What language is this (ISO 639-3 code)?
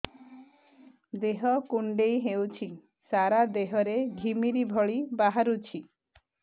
ori